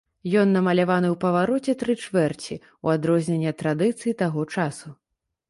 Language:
Belarusian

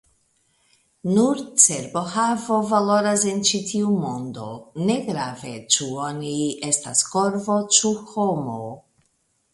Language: Esperanto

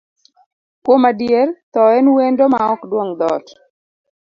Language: Luo (Kenya and Tanzania)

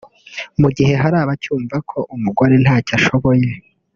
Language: Kinyarwanda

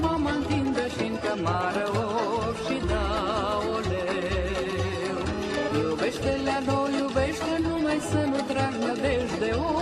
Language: Romanian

